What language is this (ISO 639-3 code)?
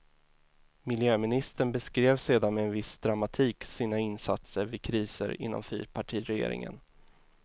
swe